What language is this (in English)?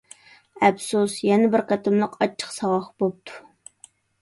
Uyghur